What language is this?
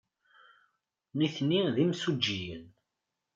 Kabyle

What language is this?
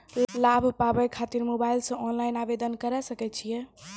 Maithili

